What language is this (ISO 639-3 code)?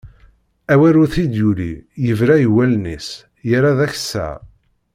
kab